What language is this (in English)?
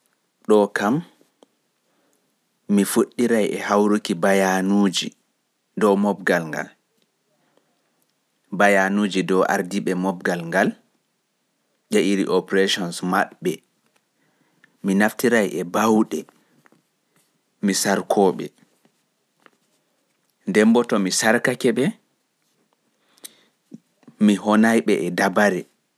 Pular